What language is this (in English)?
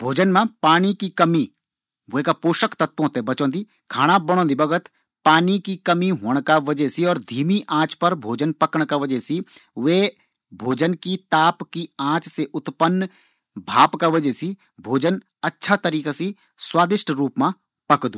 Garhwali